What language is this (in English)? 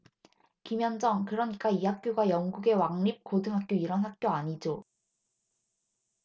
Korean